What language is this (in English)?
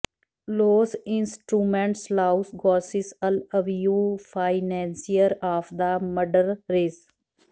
Punjabi